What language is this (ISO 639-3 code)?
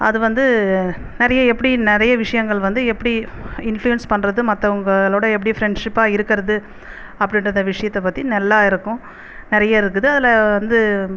tam